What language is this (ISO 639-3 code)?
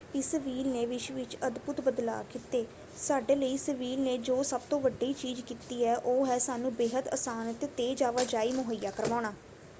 pan